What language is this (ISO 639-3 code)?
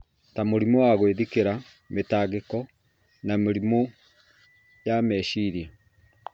kik